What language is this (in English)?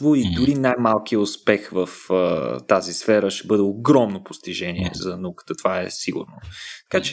Bulgarian